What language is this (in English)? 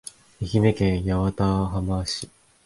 Japanese